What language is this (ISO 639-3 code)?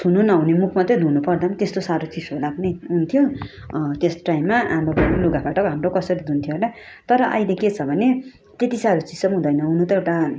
nep